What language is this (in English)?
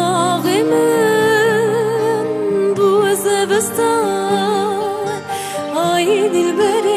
Bulgarian